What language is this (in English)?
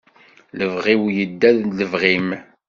Kabyle